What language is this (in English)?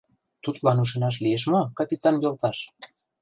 Mari